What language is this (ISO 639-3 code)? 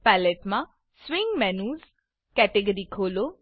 guj